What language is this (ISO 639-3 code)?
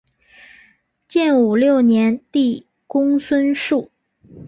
zho